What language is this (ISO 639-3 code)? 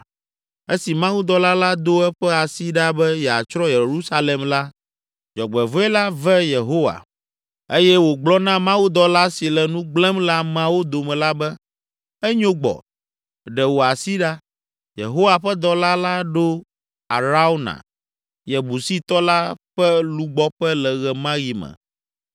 ewe